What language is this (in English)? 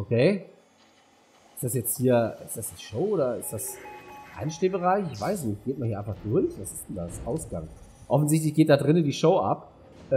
German